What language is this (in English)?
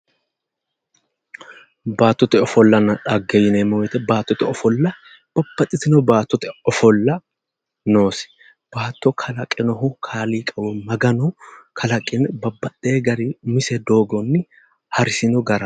Sidamo